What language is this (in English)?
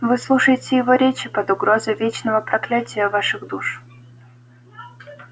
Russian